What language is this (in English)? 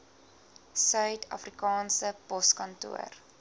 Afrikaans